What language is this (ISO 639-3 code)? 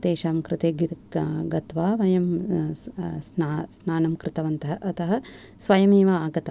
san